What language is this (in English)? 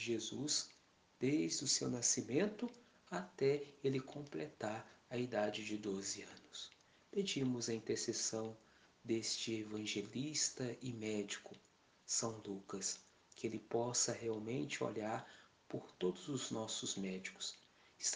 Portuguese